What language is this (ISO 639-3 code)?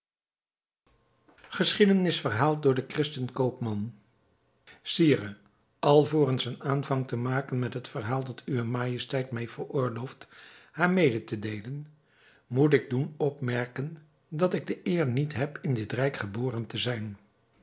nld